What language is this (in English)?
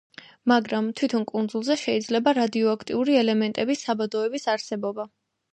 Georgian